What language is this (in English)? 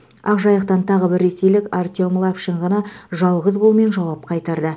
Kazakh